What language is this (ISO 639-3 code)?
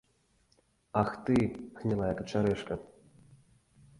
bel